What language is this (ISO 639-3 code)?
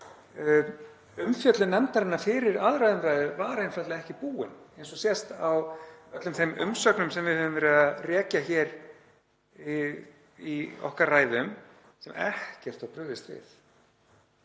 isl